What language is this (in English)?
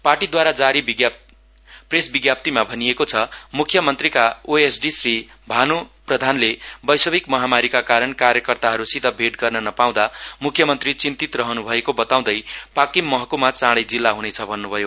Nepali